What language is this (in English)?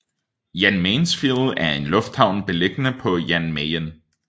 Danish